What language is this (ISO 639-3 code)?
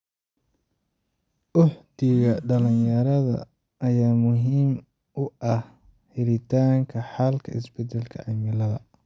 som